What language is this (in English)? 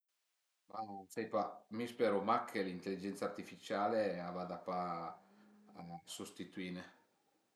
Piedmontese